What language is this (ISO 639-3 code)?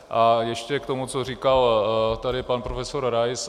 ces